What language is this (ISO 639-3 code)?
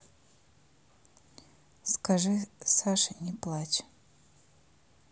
rus